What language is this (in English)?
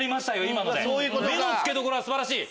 Japanese